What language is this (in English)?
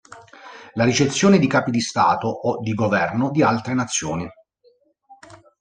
Italian